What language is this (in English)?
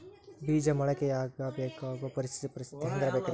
Kannada